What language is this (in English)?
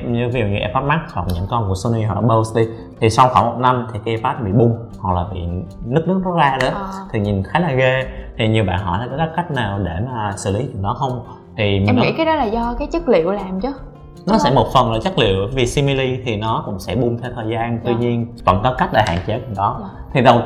Vietnamese